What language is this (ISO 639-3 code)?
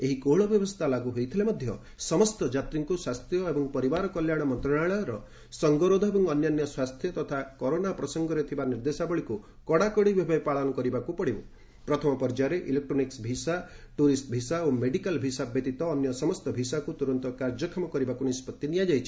ori